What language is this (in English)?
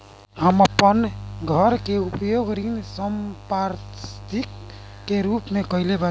Bhojpuri